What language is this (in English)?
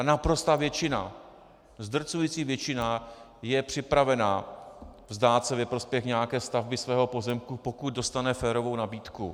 Czech